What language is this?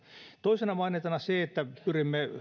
Finnish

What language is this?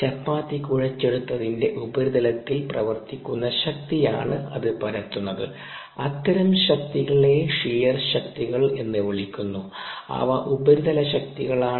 Malayalam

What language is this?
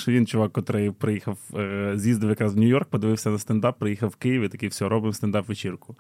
Ukrainian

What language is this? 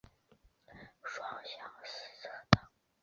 Chinese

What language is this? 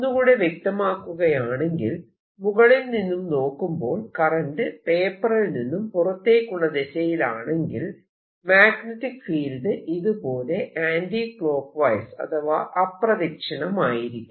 Malayalam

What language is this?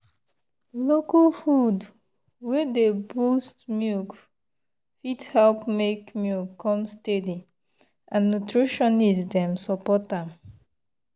Nigerian Pidgin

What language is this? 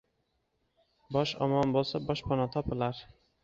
Uzbek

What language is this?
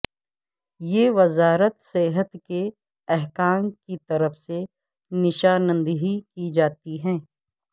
Urdu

